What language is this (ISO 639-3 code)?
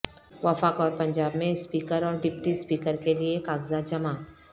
urd